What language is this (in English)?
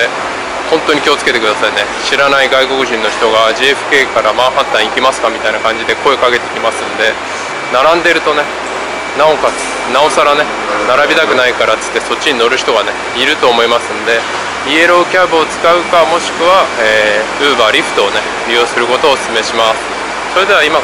Japanese